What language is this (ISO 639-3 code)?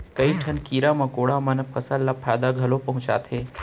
hne